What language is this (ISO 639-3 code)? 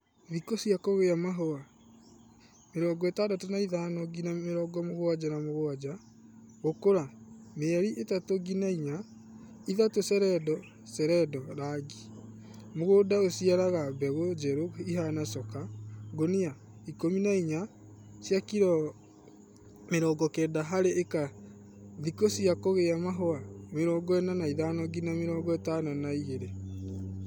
kik